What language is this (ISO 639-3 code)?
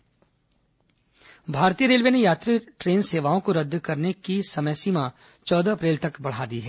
hin